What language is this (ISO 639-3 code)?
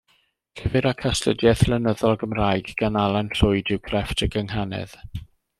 cym